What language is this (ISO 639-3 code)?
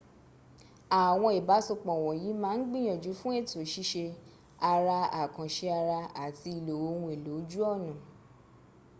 yor